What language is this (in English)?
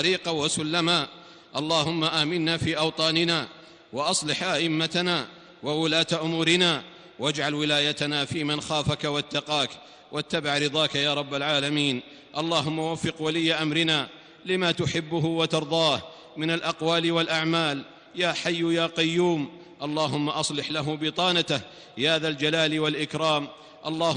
Arabic